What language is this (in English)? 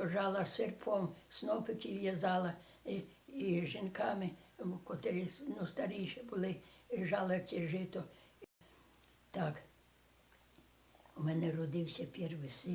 Polish